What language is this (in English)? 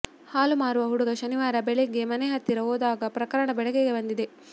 Kannada